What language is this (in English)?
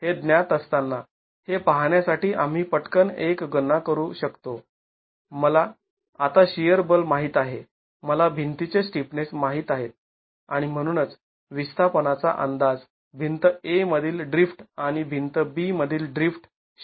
Marathi